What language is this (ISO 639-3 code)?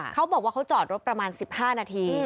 tha